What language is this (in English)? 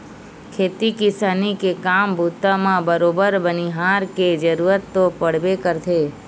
Chhattisgarhi